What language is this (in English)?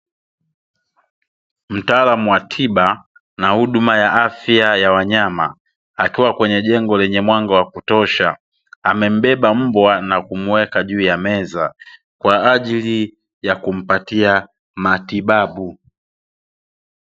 Swahili